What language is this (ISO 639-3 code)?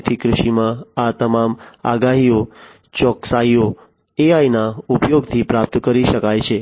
guj